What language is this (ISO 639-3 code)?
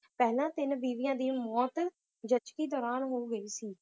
pan